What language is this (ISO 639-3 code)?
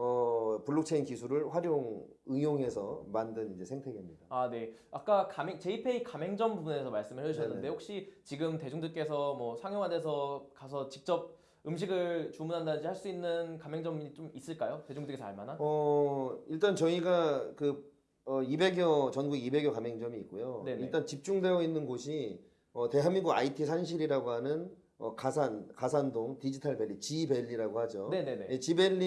kor